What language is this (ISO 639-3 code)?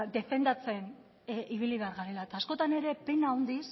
eus